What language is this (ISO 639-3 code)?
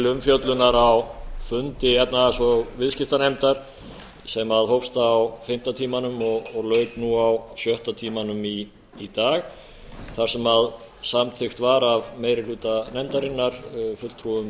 isl